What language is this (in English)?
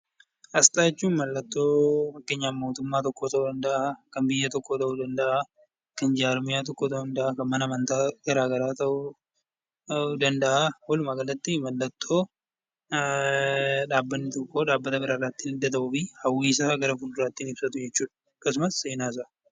Oromo